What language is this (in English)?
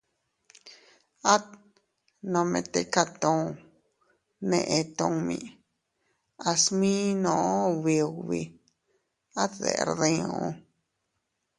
Teutila Cuicatec